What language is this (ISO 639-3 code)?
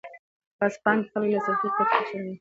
pus